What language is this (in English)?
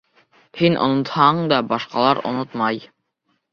Bashkir